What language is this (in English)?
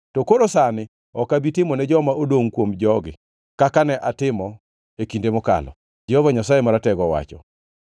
Luo (Kenya and Tanzania)